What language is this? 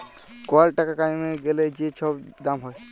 Bangla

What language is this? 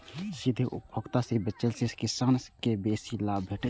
Maithili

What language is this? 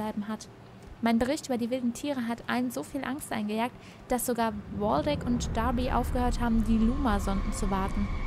German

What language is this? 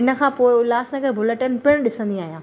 Sindhi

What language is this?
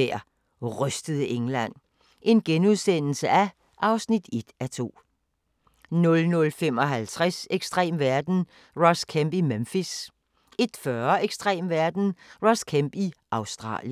Danish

